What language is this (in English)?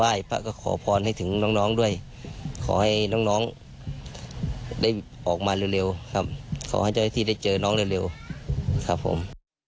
Thai